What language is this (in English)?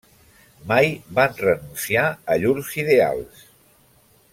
Catalan